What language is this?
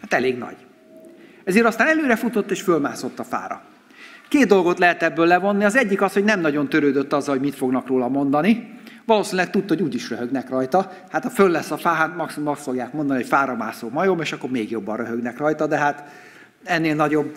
Hungarian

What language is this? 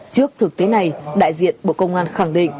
Vietnamese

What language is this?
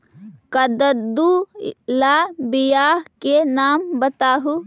Magahi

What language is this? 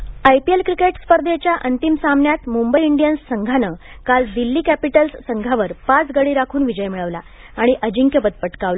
Marathi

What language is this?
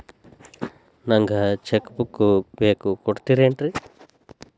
Kannada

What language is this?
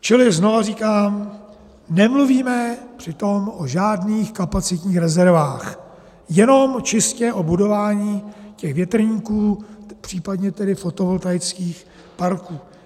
Czech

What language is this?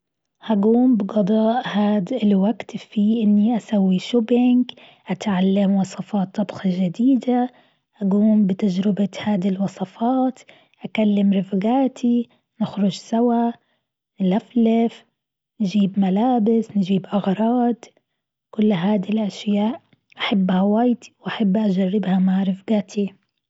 Gulf Arabic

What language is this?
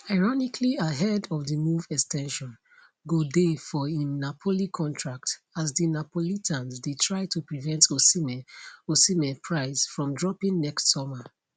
Nigerian Pidgin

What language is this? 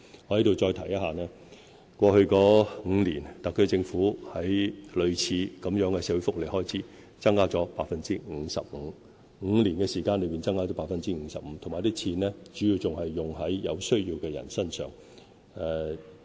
Cantonese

